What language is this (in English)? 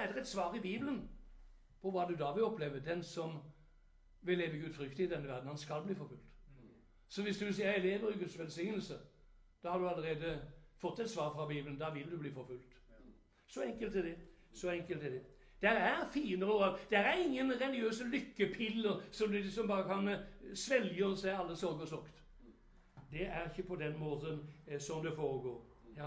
Norwegian